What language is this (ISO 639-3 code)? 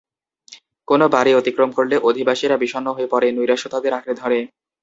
ben